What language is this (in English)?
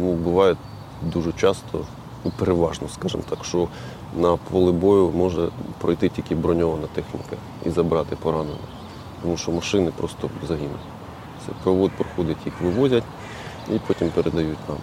Ukrainian